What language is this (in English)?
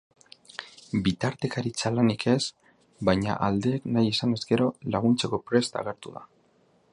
Basque